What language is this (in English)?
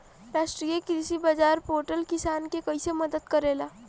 Bhojpuri